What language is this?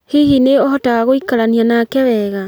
Kikuyu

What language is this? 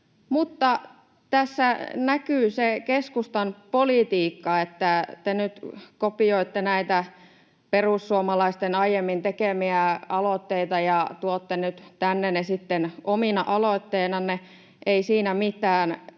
Finnish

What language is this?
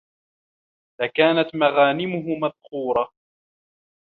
Arabic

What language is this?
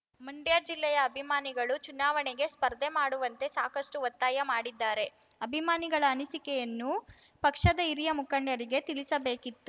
Kannada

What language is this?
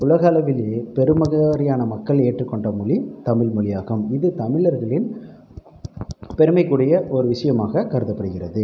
Tamil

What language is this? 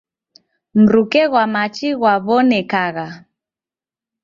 Taita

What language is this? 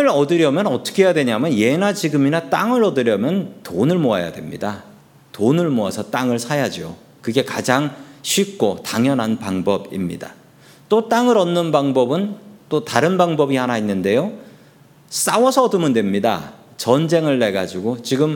Korean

